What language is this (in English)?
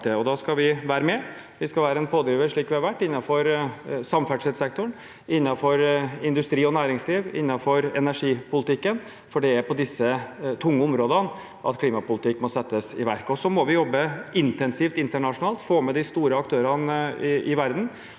Norwegian